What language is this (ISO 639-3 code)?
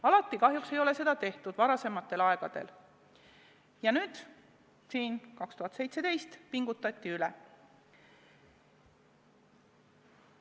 est